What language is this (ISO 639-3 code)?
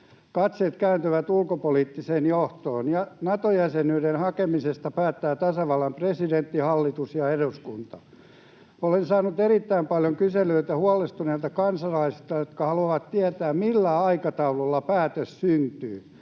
fin